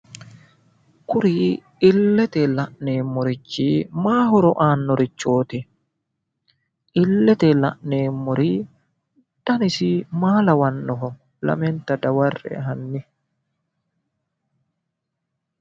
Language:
Sidamo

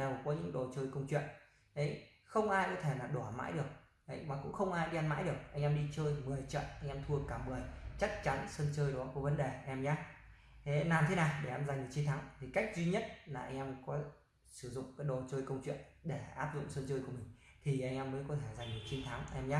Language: Vietnamese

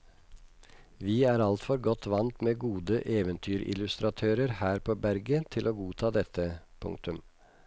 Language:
Norwegian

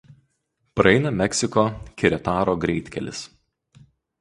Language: Lithuanian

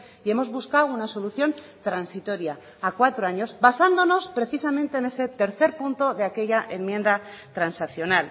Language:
Spanish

